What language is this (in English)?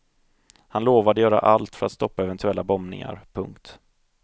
Swedish